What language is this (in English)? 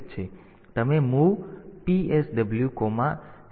Gujarati